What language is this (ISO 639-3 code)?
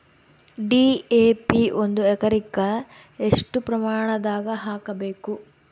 kan